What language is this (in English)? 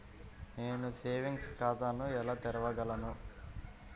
Telugu